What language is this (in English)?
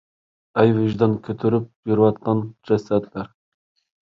Uyghur